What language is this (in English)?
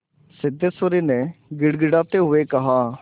Hindi